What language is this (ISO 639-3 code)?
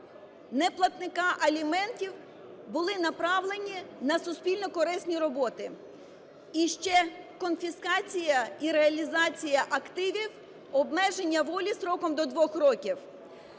ukr